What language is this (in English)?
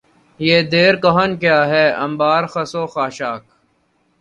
Urdu